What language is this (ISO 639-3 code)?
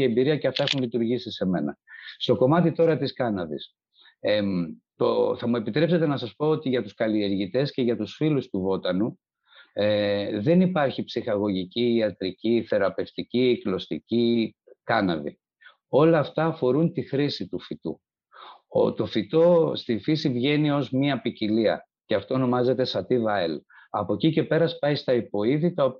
ell